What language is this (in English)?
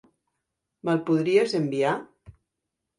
Catalan